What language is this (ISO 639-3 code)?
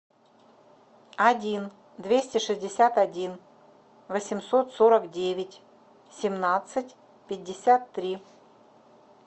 rus